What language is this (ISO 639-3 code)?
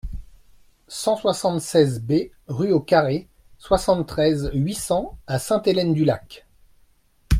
fra